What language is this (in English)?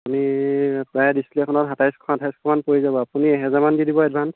Assamese